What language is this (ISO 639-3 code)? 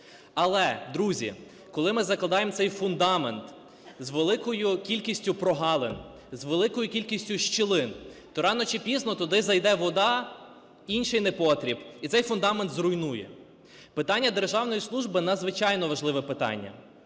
ukr